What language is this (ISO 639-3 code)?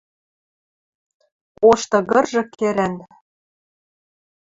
mrj